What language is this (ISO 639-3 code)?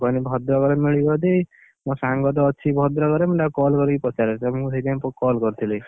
ori